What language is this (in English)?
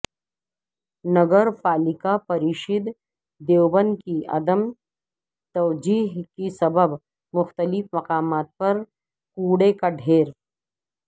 Urdu